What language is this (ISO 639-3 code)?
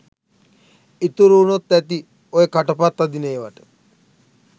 sin